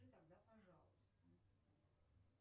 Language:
Russian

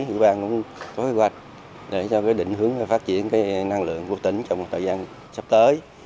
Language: Vietnamese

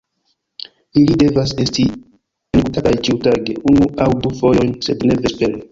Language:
Esperanto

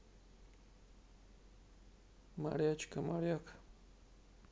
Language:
Russian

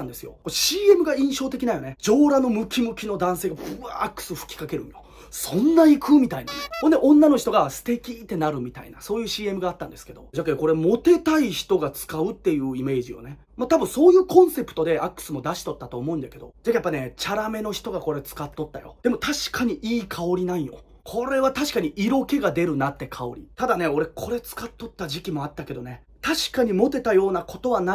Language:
Japanese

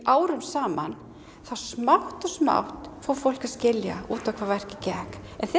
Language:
Icelandic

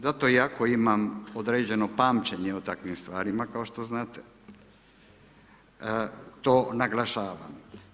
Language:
Croatian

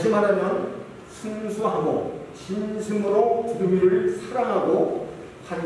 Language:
Korean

